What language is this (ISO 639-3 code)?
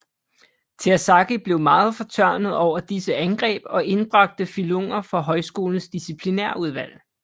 dan